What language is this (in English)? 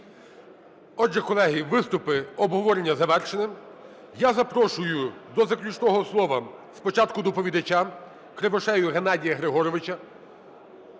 Ukrainian